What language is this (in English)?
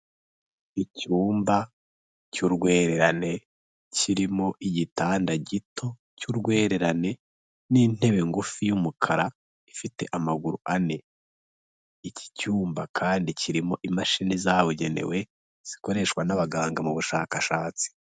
Kinyarwanda